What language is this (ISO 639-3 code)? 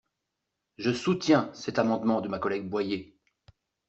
fra